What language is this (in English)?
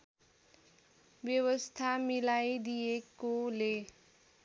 Nepali